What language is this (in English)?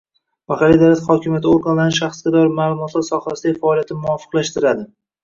Uzbek